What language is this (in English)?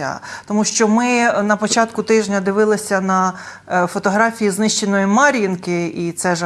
Ukrainian